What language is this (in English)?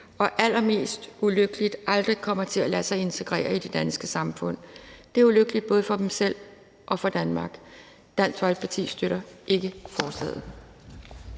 Danish